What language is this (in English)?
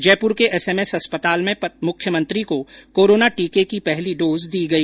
Hindi